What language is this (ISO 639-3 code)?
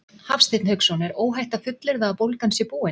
isl